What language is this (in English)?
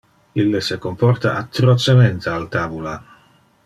Interlingua